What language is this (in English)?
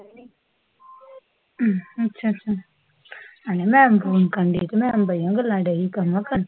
Punjabi